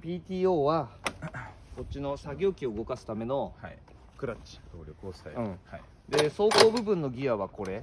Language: Japanese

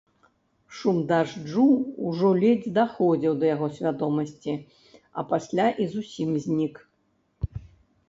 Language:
Belarusian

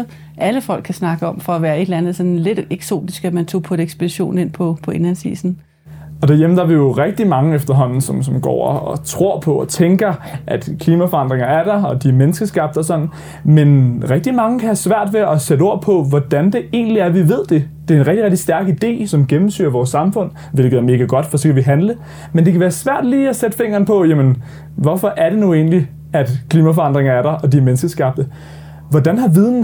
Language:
Danish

